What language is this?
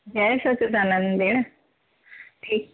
Sindhi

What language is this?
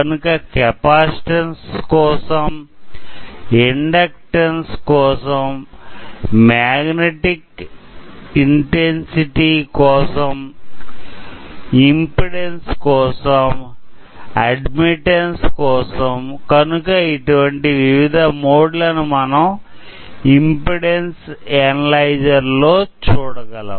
Telugu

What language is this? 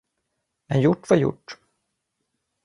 Swedish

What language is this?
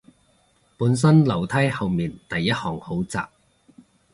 Cantonese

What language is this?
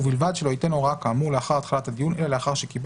Hebrew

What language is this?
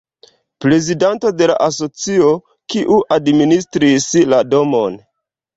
Esperanto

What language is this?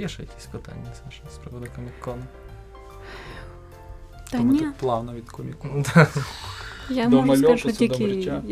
Ukrainian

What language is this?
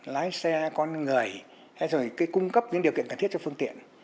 Vietnamese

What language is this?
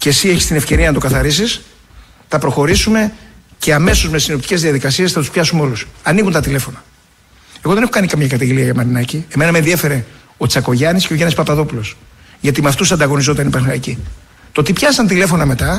Greek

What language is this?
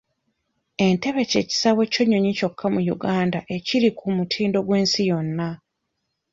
Ganda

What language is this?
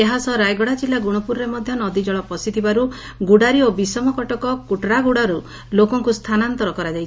Odia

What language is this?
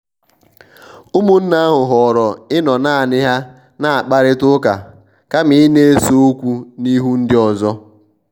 Igbo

